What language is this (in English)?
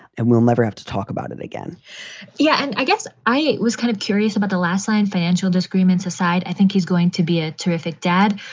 English